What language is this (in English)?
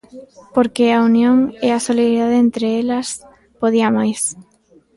Galician